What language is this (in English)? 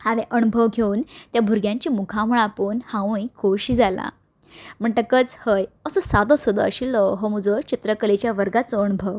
Konkani